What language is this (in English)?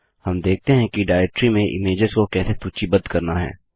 Hindi